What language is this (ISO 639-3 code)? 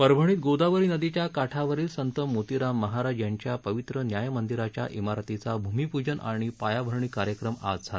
mar